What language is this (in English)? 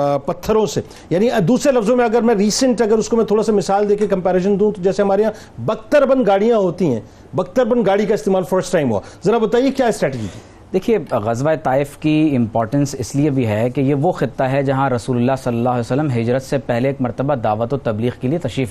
Urdu